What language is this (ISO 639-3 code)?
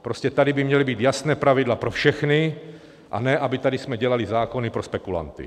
ces